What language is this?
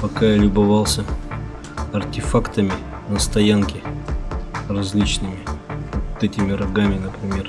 Russian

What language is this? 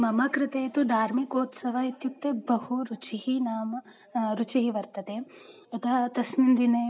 Sanskrit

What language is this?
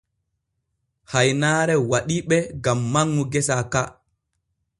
Borgu Fulfulde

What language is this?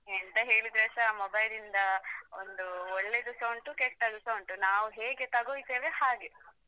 Kannada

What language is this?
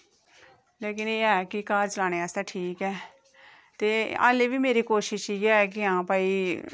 Dogri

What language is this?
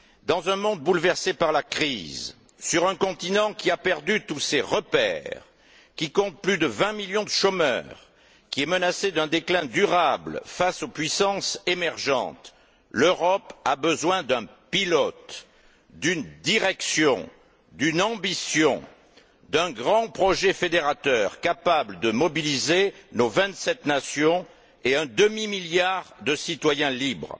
French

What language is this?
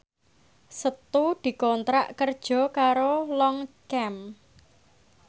Javanese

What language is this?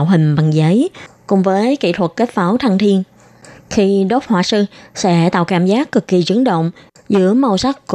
Vietnamese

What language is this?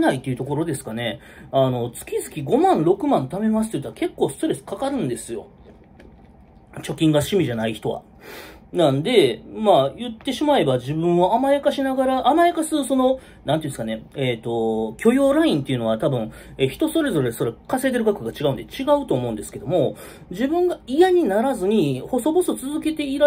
Japanese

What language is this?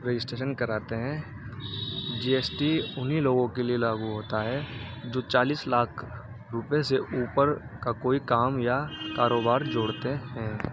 Urdu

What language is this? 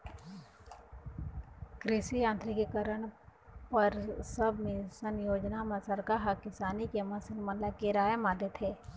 Chhattisgarhi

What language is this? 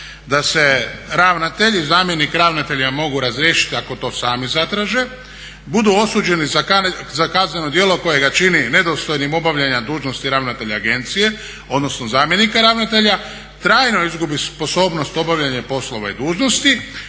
Croatian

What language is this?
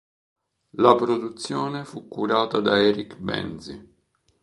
Italian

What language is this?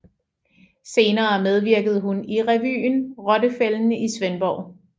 Danish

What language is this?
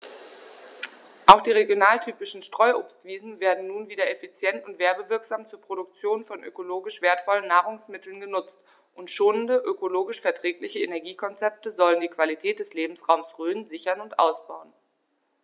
German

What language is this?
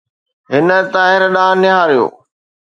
Sindhi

